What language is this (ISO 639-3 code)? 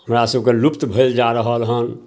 mai